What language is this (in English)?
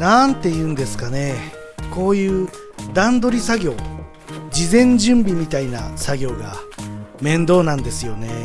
Japanese